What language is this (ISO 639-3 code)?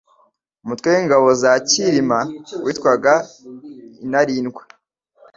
kin